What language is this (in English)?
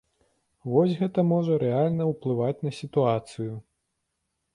Belarusian